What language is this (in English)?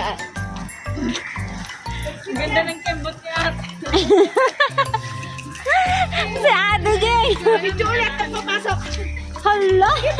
Indonesian